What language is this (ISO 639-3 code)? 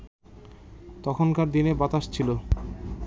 ben